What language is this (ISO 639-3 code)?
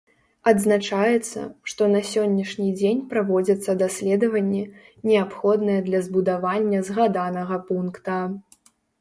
bel